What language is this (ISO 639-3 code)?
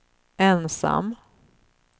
swe